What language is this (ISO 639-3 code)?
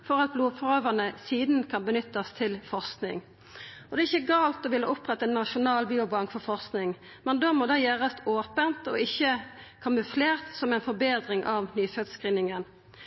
nno